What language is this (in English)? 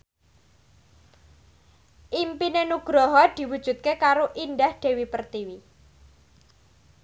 Javanese